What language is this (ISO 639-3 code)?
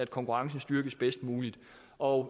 dan